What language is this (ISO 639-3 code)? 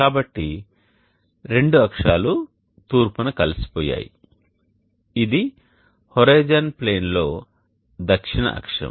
tel